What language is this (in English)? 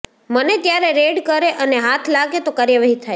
Gujarati